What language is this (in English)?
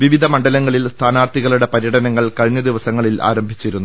Malayalam